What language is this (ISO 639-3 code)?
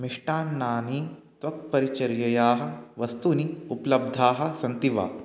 san